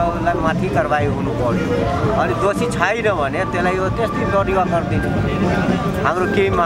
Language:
Thai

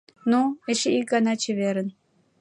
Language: Mari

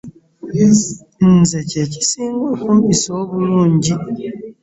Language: Ganda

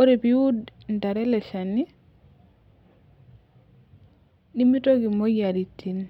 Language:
Masai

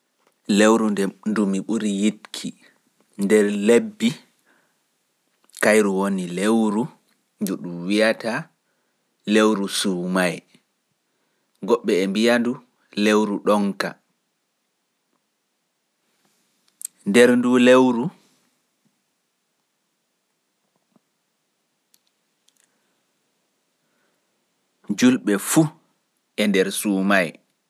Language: Fula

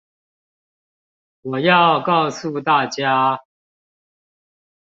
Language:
Chinese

